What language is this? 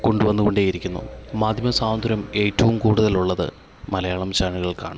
Malayalam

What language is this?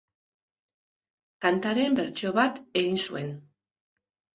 Basque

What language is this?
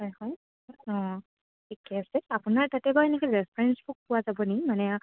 Assamese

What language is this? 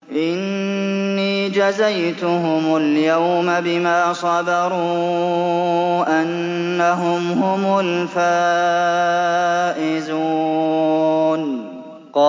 Arabic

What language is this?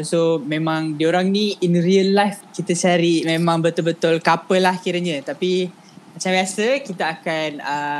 Malay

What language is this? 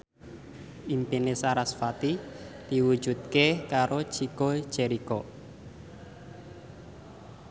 Javanese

